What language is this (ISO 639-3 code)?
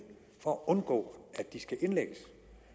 dan